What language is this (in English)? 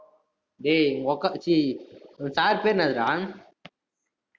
Tamil